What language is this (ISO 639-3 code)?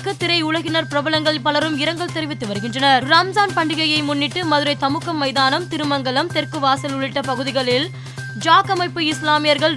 tam